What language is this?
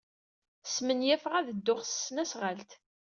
Kabyle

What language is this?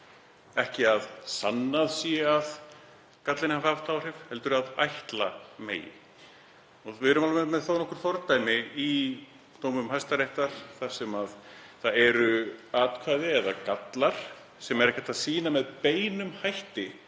Icelandic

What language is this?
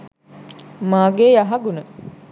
Sinhala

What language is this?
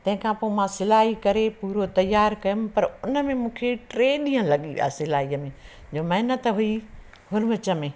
Sindhi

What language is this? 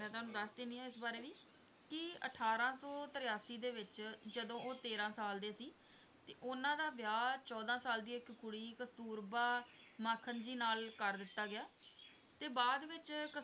Punjabi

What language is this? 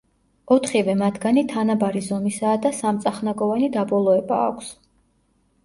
Georgian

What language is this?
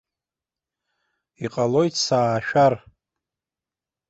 Abkhazian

